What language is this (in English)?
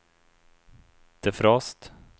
Swedish